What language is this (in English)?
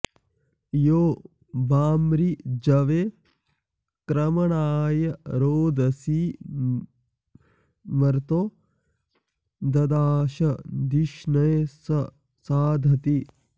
Sanskrit